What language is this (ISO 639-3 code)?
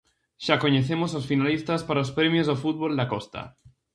glg